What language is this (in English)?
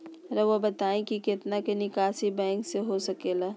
Magahi